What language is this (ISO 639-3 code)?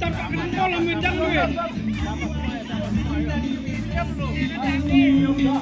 ind